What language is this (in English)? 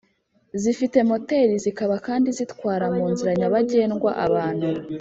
Kinyarwanda